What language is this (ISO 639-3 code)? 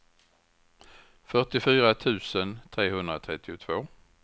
swe